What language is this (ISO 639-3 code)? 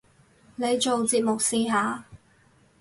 yue